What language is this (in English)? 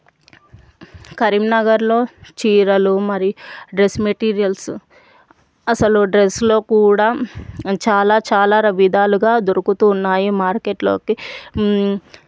Telugu